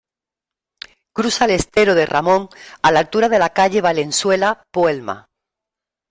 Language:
Spanish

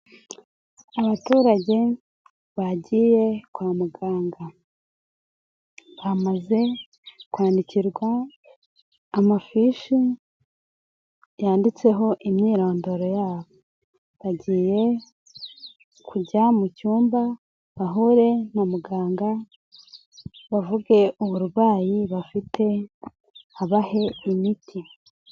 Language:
Kinyarwanda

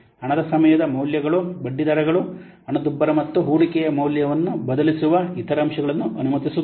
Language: Kannada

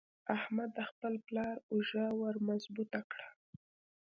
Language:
Pashto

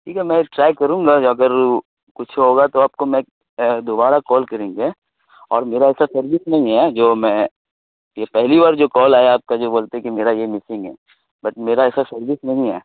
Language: Urdu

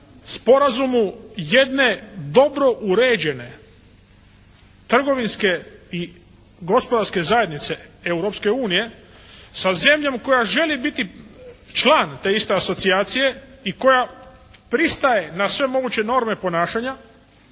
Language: Croatian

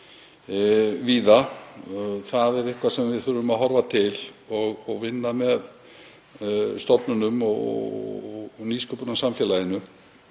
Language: Icelandic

